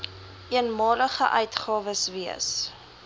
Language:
Afrikaans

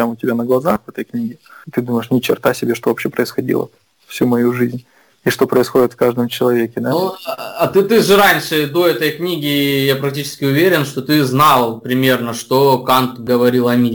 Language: Russian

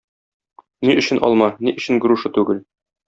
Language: Tatar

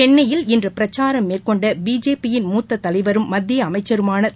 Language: Tamil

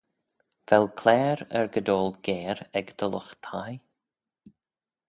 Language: Manx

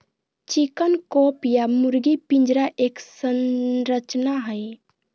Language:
Magahi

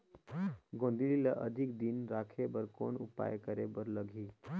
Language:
Chhattisgarhi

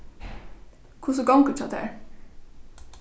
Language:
Faroese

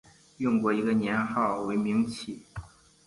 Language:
Chinese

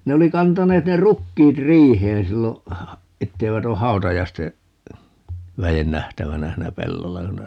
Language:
Finnish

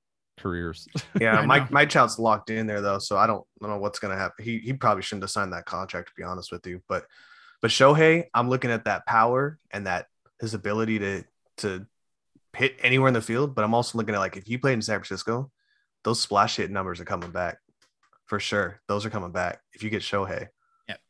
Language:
English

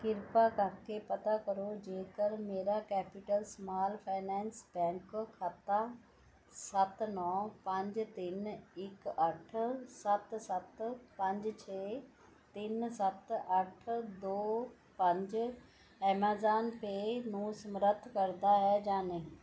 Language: Punjabi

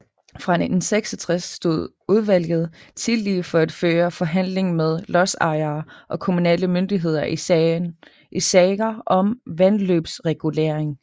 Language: Danish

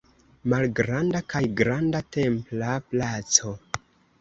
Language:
Esperanto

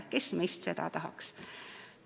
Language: Estonian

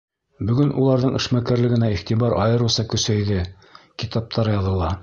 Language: Bashkir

